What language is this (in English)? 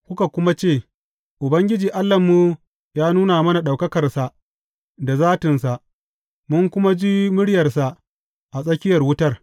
Hausa